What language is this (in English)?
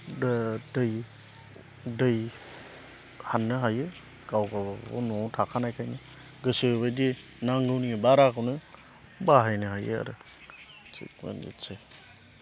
Bodo